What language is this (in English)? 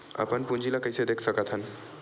Chhattisgarhi